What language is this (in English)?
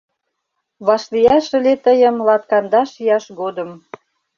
Mari